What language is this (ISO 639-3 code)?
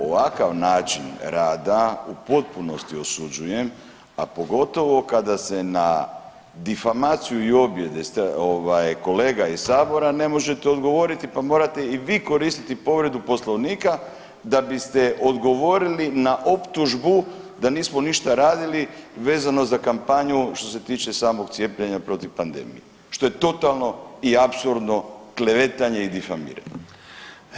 hrv